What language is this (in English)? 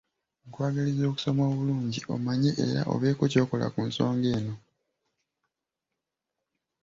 Ganda